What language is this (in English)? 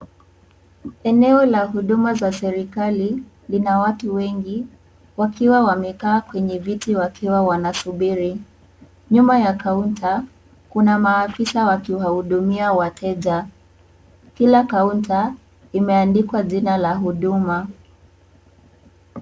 Swahili